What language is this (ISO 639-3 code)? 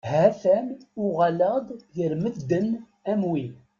kab